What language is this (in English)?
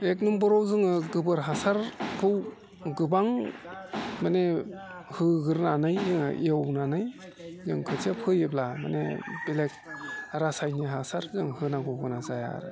Bodo